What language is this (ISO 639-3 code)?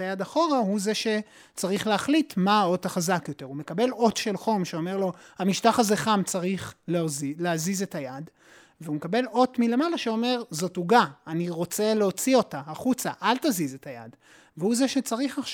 heb